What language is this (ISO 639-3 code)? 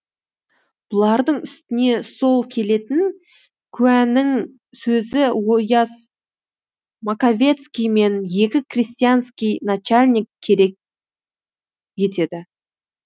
kaz